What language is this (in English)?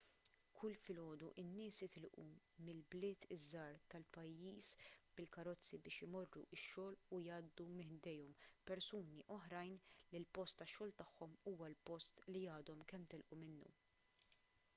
Maltese